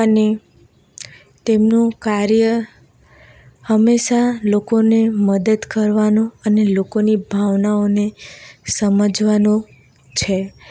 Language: Gujarati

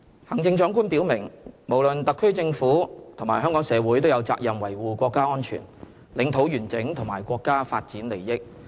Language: Cantonese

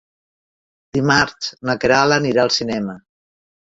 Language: Catalan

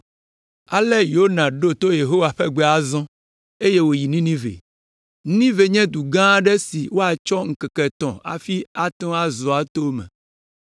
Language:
Ewe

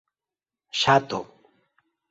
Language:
Esperanto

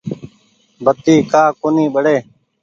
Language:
Goaria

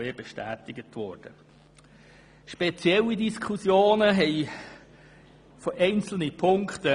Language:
Swiss German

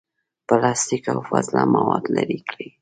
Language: Pashto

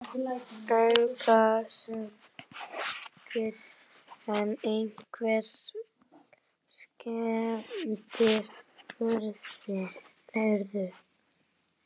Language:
Icelandic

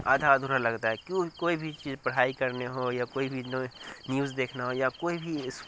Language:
Urdu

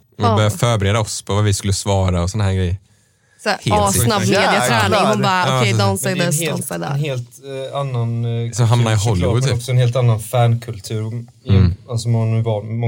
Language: Swedish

